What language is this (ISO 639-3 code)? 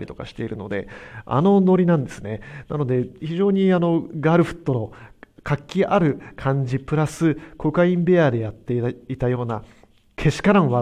jpn